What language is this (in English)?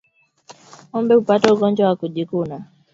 Swahili